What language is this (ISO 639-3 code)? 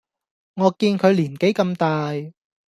yue